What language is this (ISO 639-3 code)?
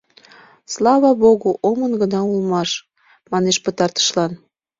chm